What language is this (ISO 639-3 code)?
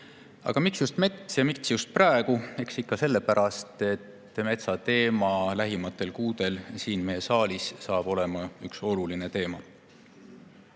est